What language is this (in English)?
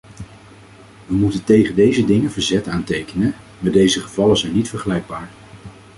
Dutch